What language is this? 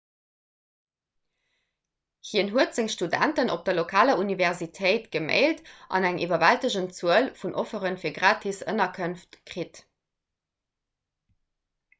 Luxembourgish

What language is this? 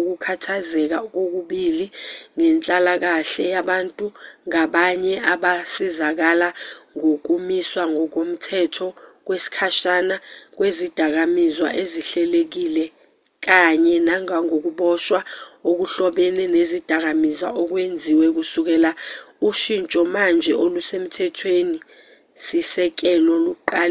Zulu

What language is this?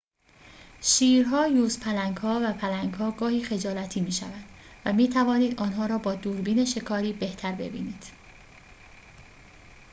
Persian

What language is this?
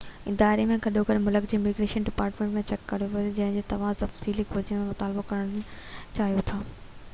Sindhi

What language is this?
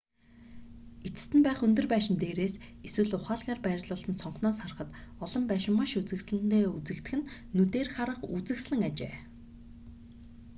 Mongolian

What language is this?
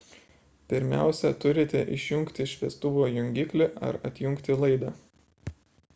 Lithuanian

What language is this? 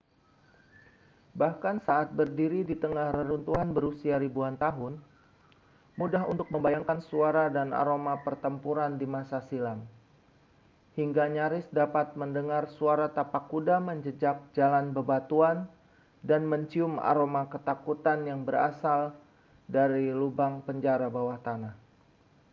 Indonesian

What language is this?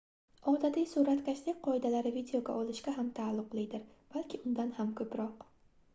Uzbek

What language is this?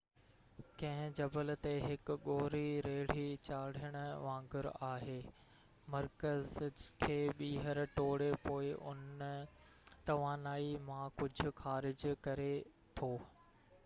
Sindhi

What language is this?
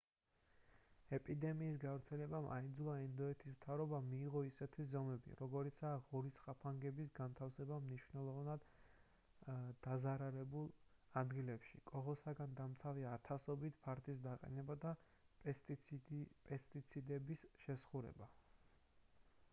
Georgian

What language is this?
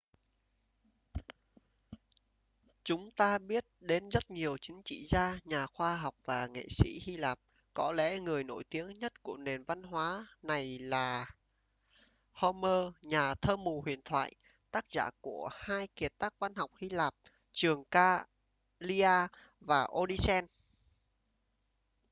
Vietnamese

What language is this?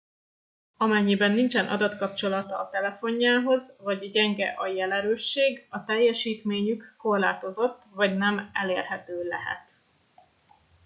Hungarian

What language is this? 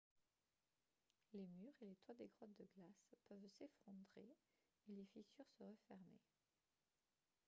French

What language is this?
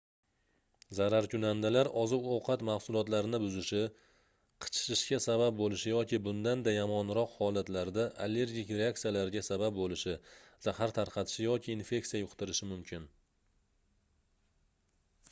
Uzbek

